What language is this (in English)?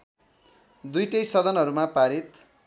Nepali